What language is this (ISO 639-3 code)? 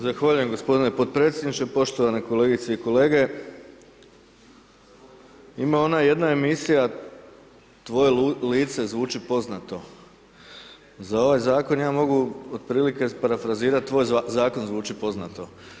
hrv